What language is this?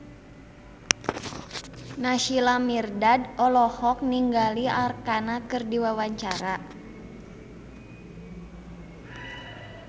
Sundanese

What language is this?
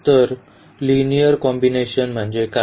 Marathi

